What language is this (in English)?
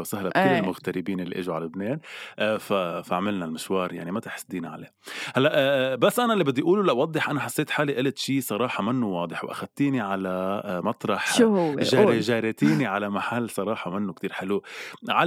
Arabic